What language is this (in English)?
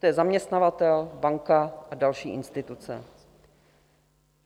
Czech